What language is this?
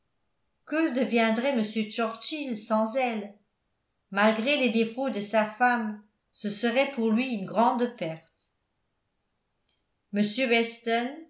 French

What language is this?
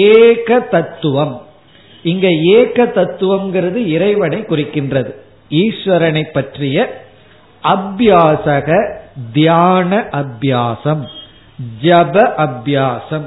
Tamil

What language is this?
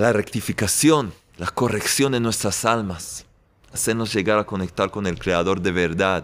Spanish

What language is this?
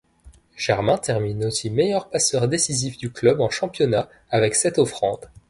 French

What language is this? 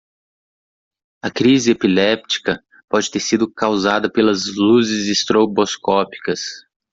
Portuguese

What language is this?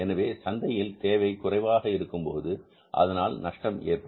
Tamil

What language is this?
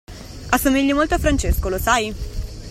Italian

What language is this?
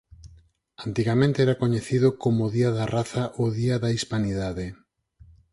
Galician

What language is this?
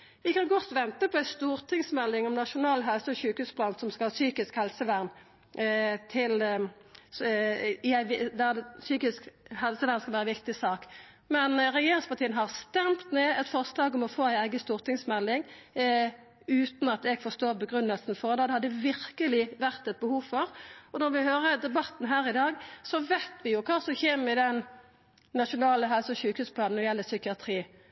Norwegian Nynorsk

